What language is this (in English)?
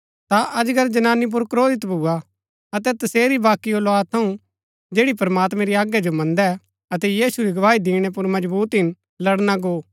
Gaddi